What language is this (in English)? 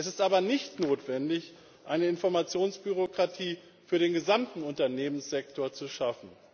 German